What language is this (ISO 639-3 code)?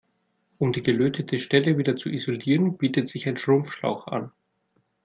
deu